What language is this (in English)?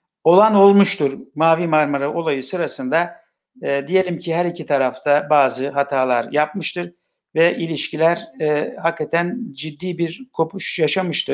Turkish